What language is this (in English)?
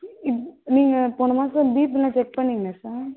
Tamil